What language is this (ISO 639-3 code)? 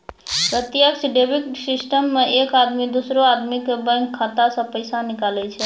mai